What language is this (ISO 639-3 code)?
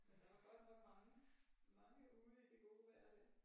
dan